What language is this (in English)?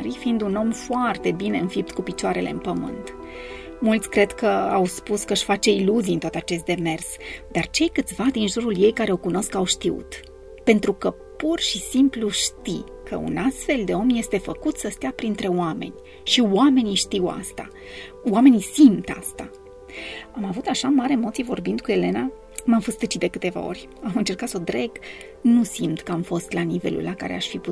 Romanian